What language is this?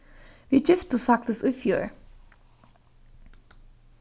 Faroese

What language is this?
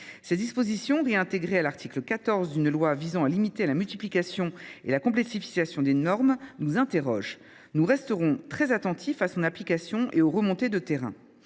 French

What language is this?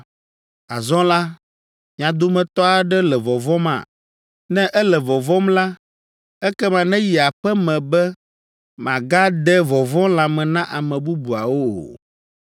Ewe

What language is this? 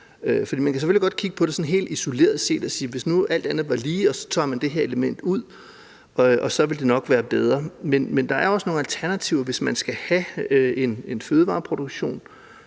Danish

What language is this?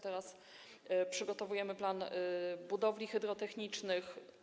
Polish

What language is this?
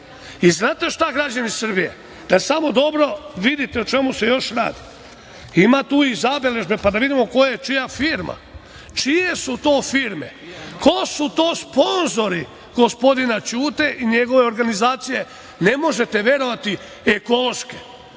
Serbian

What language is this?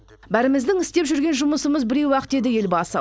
Kazakh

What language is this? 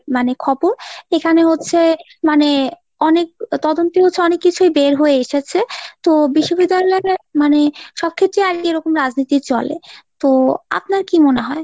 Bangla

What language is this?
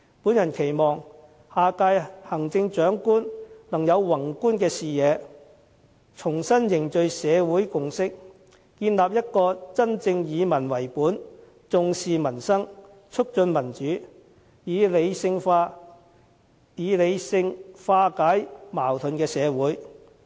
Cantonese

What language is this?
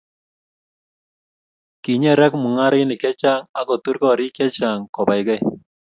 Kalenjin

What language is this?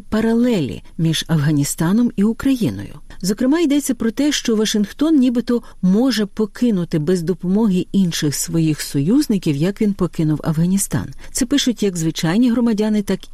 Ukrainian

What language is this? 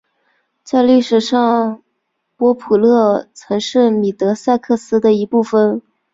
Chinese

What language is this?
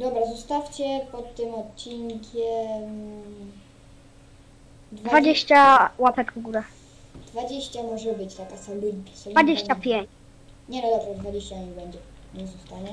Polish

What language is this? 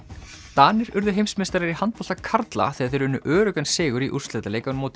Icelandic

